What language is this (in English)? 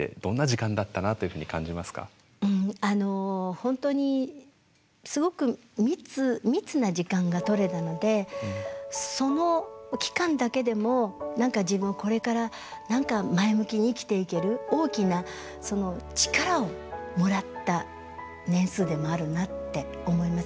Japanese